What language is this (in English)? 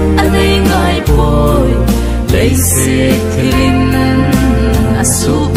Thai